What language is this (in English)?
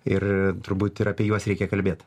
Lithuanian